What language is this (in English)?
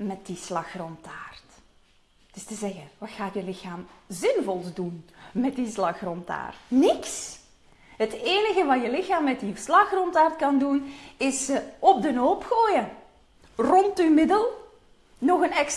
Dutch